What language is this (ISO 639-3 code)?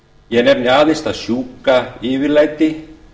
isl